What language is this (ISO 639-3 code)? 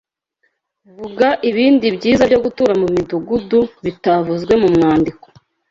kin